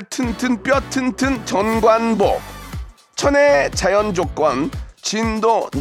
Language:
Korean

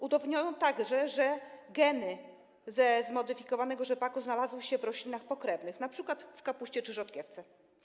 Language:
Polish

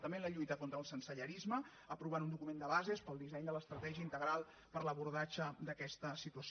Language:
Catalan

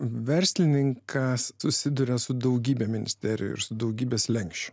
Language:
Lithuanian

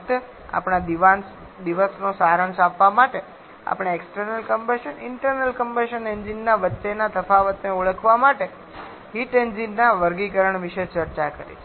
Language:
Gujarati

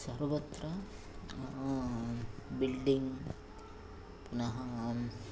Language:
Sanskrit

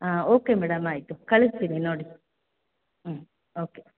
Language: Kannada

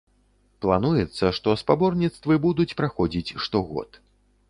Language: Belarusian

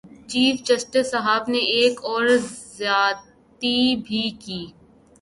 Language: Urdu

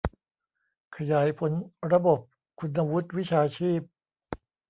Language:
Thai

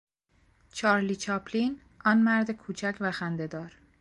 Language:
Persian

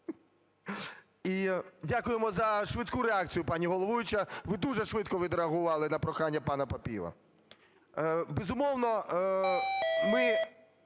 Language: Ukrainian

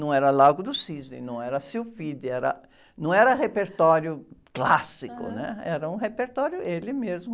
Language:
Portuguese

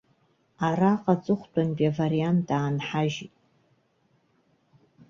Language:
Abkhazian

